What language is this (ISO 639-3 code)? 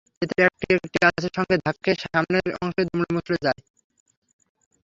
ben